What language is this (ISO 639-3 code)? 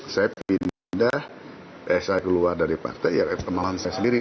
ind